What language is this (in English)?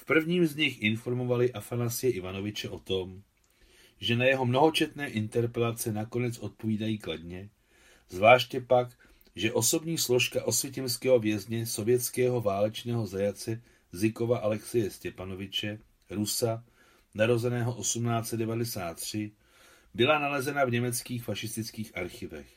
Czech